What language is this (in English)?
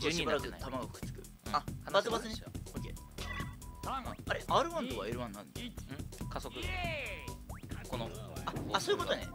Japanese